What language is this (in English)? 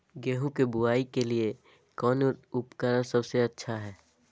Magahi